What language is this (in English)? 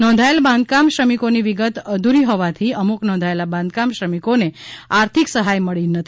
Gujarati